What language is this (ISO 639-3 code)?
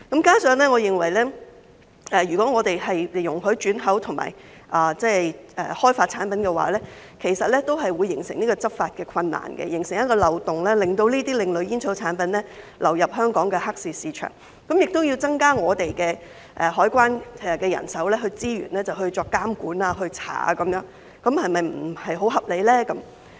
yue